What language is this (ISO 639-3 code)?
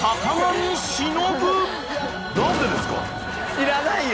jpn